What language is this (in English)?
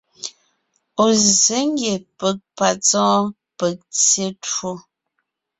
Ngiemboon